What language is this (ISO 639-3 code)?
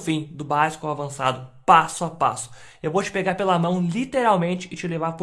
por